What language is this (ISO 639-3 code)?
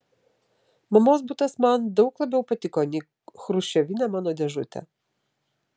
lit